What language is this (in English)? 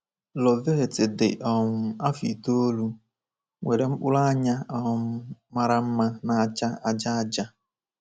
Igbo